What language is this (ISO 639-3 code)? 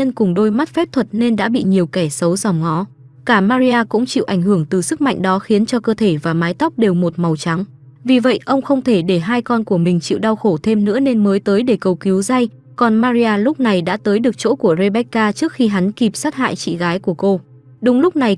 vie